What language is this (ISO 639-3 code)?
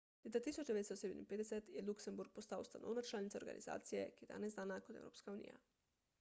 slv